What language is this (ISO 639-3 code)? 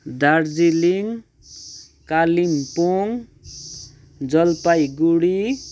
nep